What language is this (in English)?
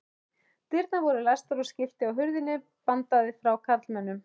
Icelandic